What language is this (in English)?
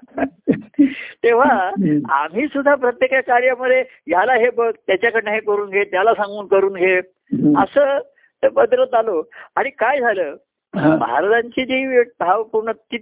Marathi